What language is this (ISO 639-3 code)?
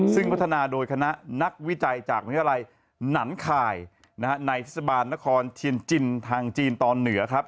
tha